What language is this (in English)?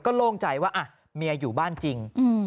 Thai